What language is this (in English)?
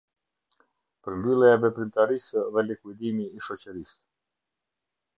Albanian